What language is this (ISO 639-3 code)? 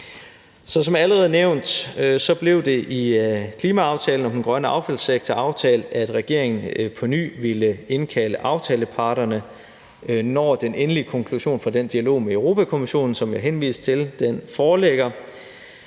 dan